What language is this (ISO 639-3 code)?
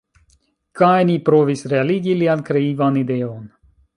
epo